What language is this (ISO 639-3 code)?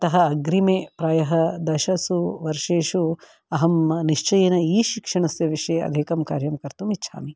san